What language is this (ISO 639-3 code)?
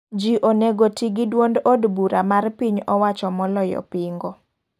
luo